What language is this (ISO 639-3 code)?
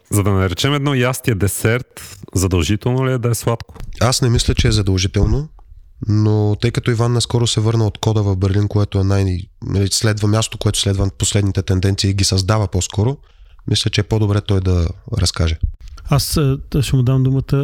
bul